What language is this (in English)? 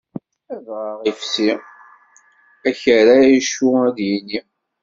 Kabyle